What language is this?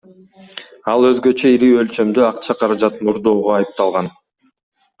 Kyrgyz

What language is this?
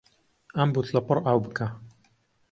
Central Kurdish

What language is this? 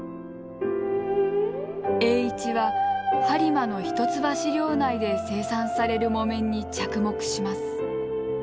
Japanese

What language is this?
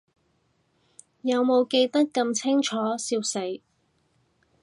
Cantonese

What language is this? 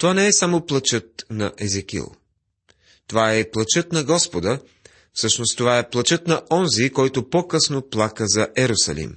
Bulgarian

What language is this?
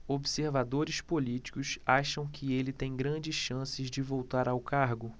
Portuguese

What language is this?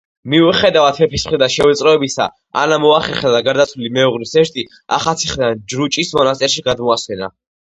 Georgian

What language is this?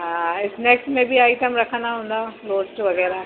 Sindhi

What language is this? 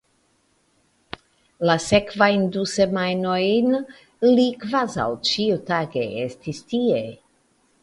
Esperanto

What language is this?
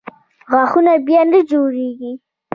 Pashto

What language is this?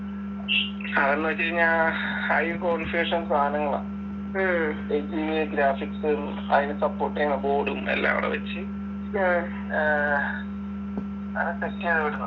Malayalam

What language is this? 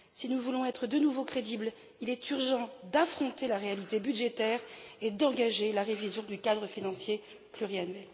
French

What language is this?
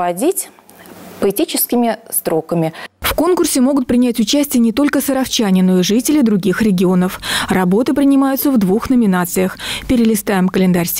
Russian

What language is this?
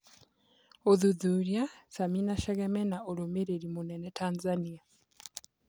Kikuyu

